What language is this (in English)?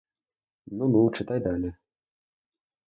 Ukrainian